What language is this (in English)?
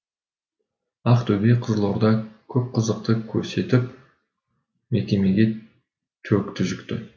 Kazakh